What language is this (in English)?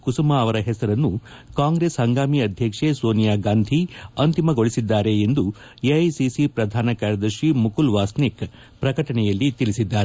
Kannada